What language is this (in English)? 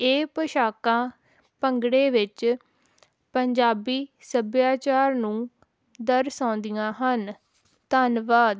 Punjabi